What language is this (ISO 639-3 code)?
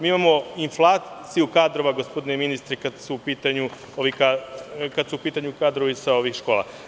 srp